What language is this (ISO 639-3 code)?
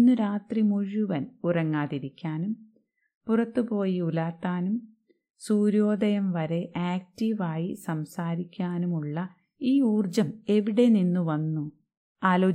mal